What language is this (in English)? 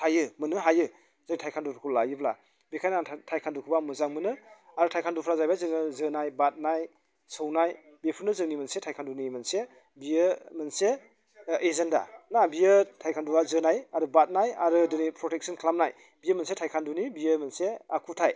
Bodo